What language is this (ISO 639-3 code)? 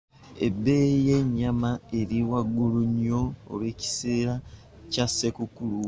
lug